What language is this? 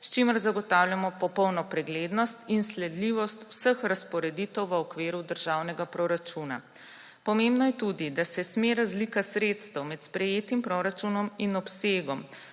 Slovenian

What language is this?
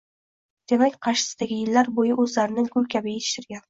Uzbek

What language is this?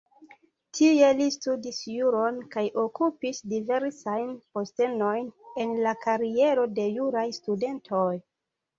Esperanto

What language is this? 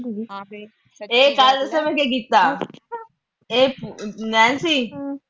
Punjabi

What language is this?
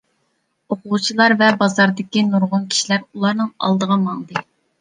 Uyghur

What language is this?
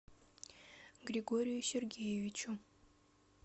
Russian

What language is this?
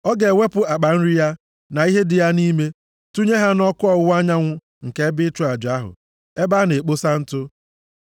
Igbo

